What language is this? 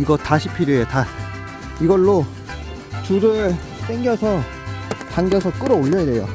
Korean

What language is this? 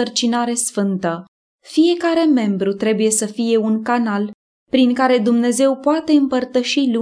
Romanian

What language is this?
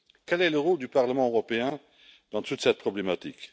French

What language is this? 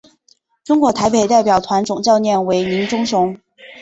Chinese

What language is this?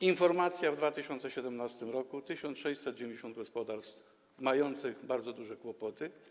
Polish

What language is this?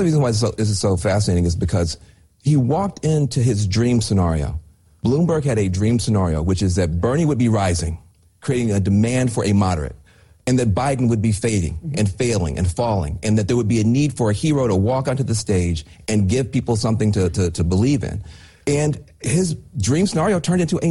English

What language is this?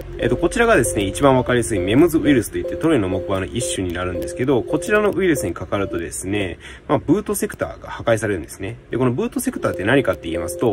Japanese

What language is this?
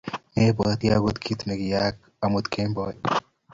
Kalenjin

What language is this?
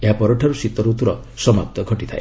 Odia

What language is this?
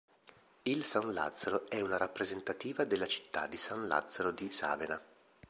Italian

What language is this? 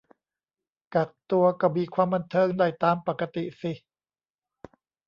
Thai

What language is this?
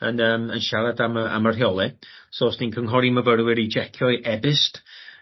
Welsh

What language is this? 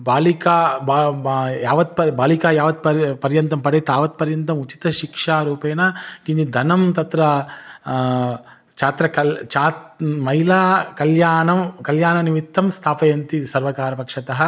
Sanskrit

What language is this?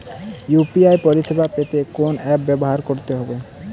Bangla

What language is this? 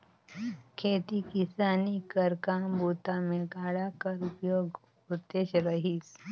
Chhattisgarhi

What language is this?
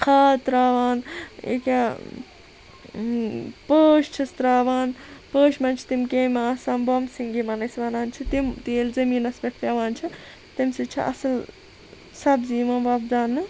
Kashmiri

